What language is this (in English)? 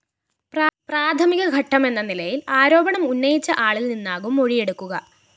Malayalam